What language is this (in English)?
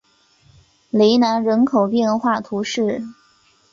Chinese